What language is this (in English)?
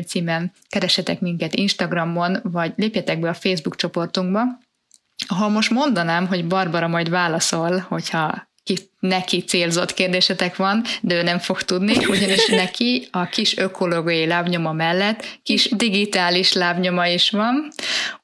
Hungarian